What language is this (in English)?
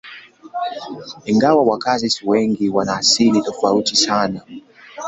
Swahili